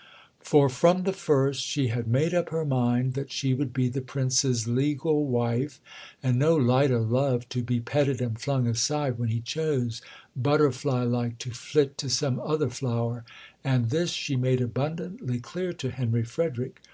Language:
English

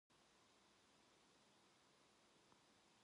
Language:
Korean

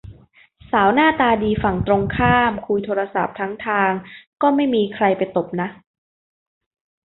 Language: Thai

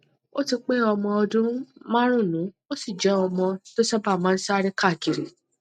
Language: Yoruba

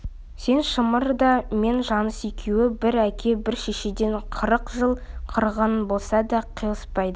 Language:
Kazakh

